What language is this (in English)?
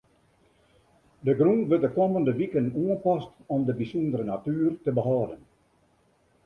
Western Frisian